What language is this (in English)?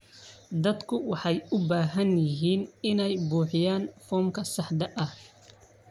Somali